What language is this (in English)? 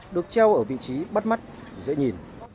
Vietnamese